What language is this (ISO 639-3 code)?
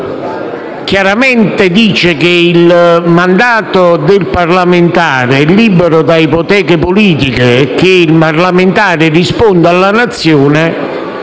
ita